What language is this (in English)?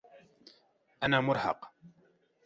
Arabic